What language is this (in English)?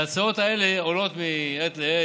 Hebrew